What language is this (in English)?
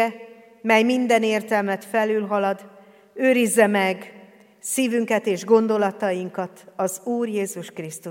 Hungarian